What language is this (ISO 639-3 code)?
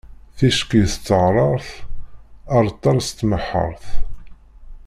kab